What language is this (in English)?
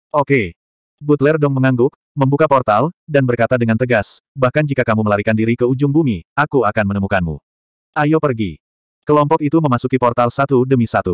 Indonesian